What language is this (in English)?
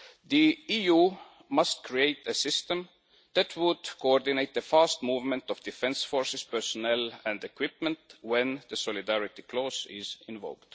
English